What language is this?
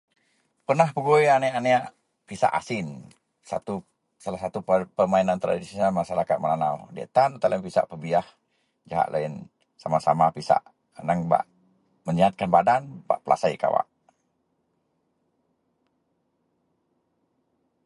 Central Melanau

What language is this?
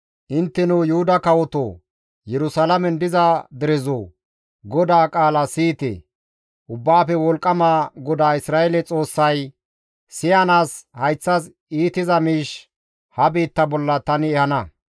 Gamo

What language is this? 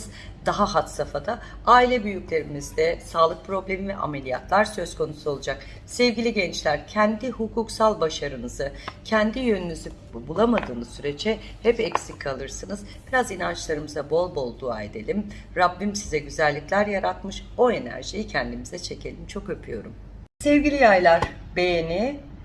Turkish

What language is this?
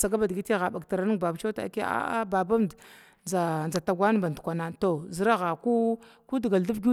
Glavda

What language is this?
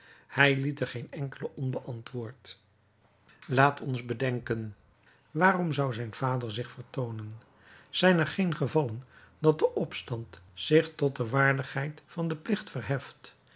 Dutch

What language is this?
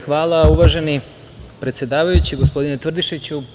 Serbian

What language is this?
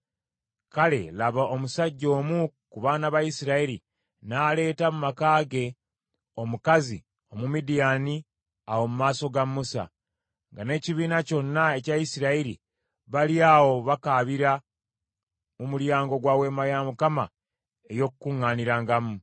Ganda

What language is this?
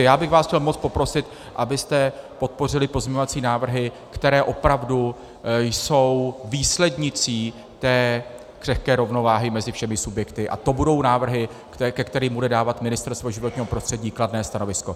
Czech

